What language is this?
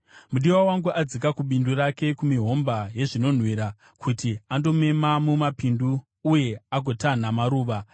Shona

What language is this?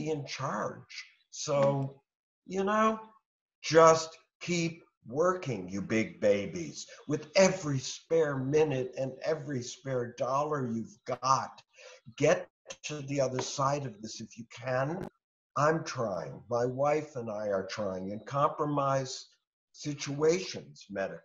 English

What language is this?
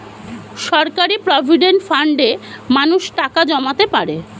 Bangla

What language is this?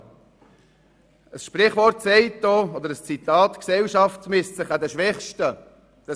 Swiss German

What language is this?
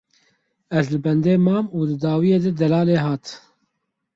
Kurdish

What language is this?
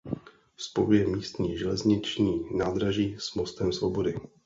Czech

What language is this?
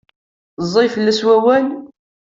Kabyle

